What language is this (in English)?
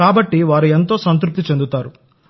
Telugu